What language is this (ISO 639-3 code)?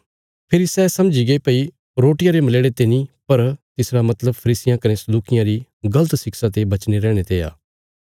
kfs